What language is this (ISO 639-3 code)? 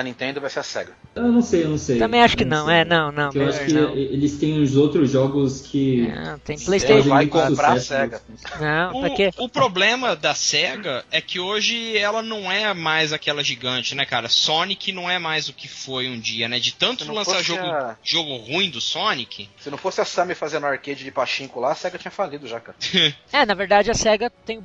por